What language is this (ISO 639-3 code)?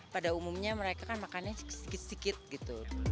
ind